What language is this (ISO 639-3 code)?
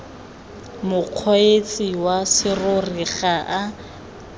tsn